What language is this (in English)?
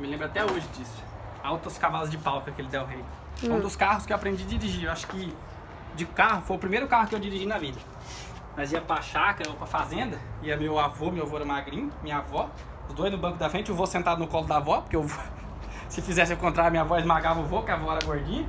Portuguese